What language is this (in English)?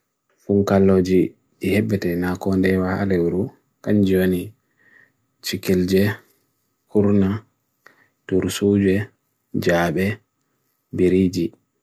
Bagirmi Fulfulde